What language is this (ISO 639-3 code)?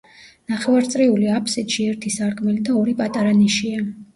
kat